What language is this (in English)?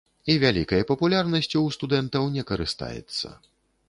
Belarusian